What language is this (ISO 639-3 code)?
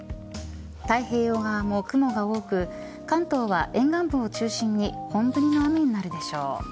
jpn